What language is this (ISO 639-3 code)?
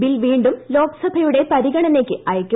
mal